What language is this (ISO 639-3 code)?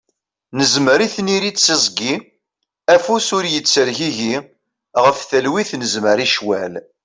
kab